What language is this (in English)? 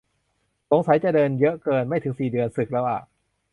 Thai